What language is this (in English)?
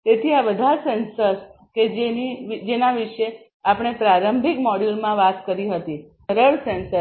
Gujarati